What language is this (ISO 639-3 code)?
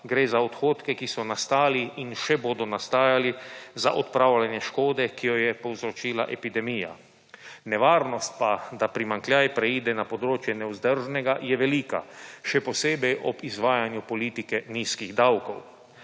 slv